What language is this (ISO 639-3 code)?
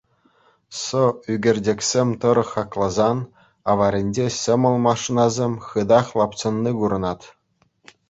chv